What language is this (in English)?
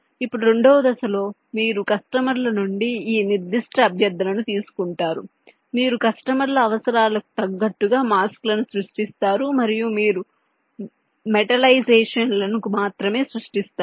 Telugu